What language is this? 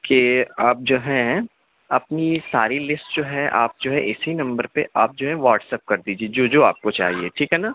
Urdu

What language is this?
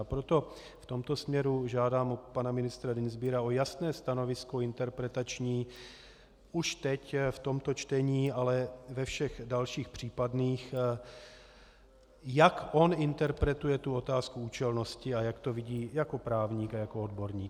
Czech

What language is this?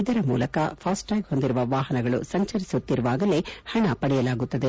Kannada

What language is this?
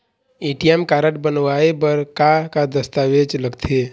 Chhattisgarhi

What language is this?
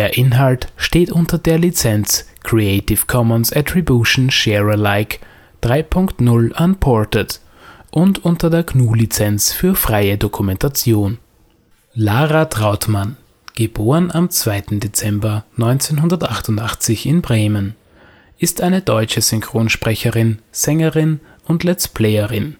German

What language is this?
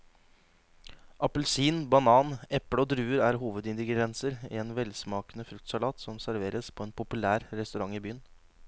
Norwegian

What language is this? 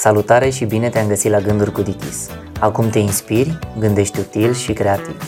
Romanian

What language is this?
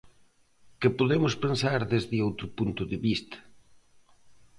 Galician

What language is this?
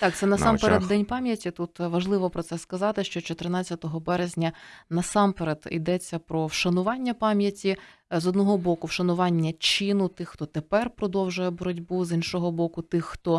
Ukrainian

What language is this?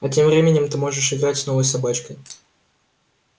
Russian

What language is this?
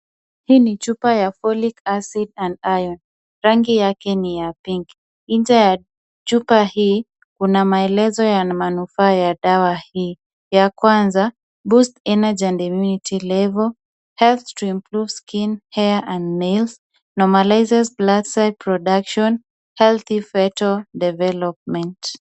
Swahili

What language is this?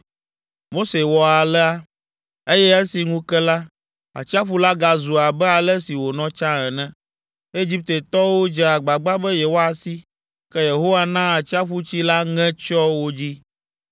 Ewe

